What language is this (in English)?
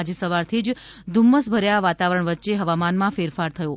Gujarati